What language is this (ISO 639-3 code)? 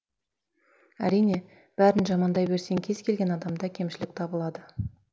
kaz